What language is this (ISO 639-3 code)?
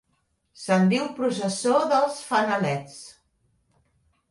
cat